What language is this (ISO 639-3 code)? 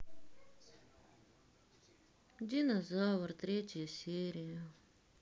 rus